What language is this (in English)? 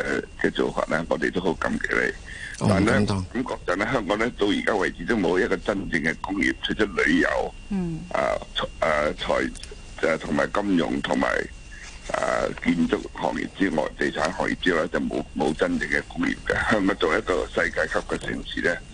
Chinese